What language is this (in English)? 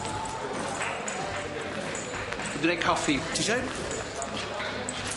Welsh